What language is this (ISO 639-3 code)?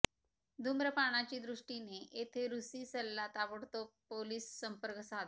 mar